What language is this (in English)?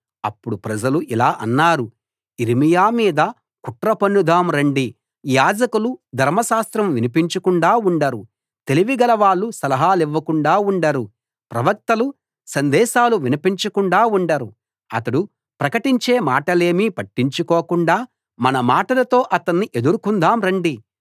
Telugu